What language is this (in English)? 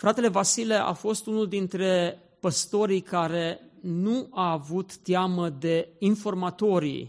Romanian